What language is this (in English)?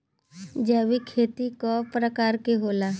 Bhojpuri